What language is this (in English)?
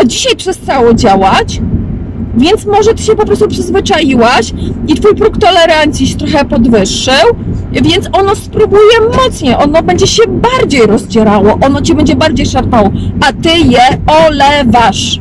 Polish